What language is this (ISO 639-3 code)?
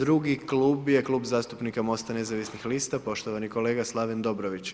hrv